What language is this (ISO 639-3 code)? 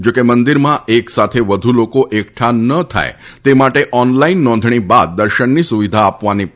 guj